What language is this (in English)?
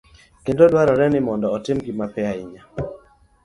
Luo (Kenya and Tanzania)